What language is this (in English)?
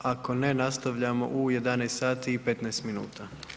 Croatian